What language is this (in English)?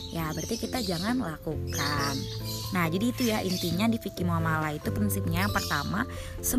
Indonesian